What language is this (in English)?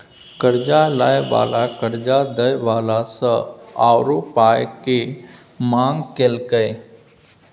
Maithili